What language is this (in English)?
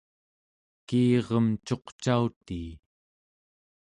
Central Yupik